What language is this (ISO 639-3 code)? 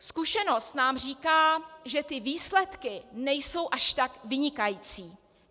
ces